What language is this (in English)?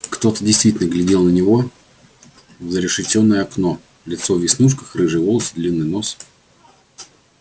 Russian